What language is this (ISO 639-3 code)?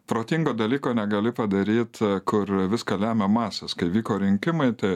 lit